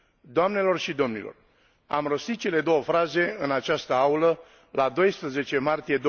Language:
Romanian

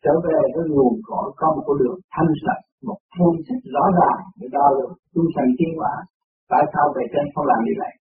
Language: Vietnamese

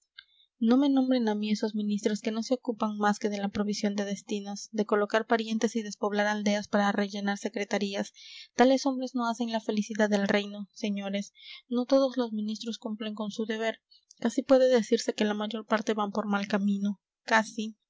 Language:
Spanish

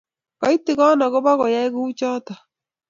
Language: Kalenjin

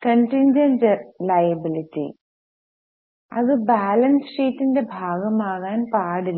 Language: Malayalam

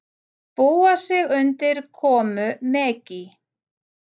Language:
Icelandic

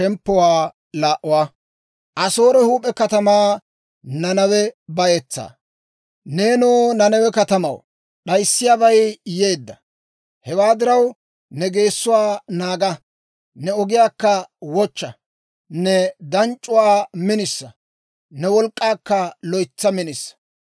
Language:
Dawro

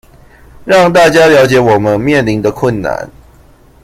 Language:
Chinese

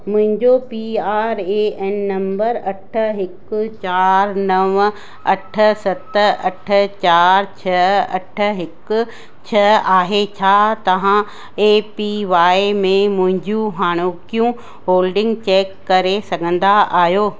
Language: Sindhi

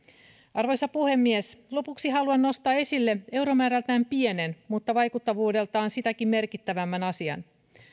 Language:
Finnish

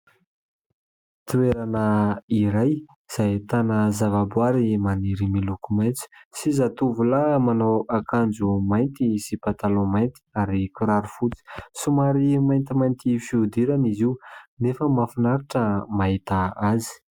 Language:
Malagasy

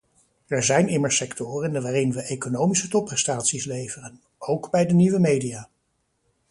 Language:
Dutch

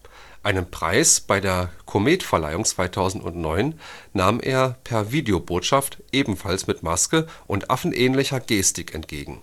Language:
German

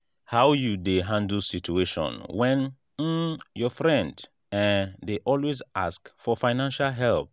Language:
Nigerian Pidgin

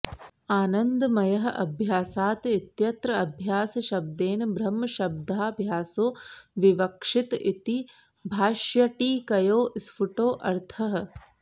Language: Sanskrit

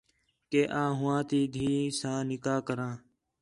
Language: Khetrani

